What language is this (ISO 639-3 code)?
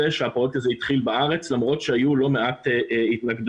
heb